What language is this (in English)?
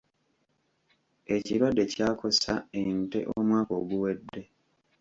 Ganda